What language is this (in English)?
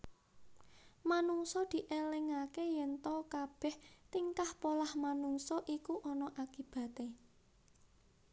Javanese